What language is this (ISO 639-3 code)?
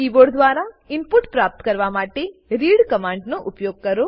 guj